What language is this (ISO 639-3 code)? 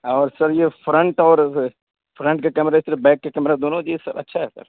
urd